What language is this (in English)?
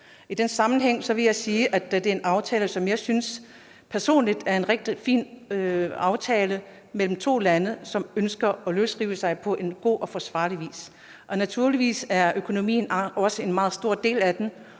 Danish